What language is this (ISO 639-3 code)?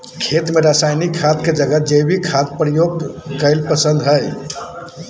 mag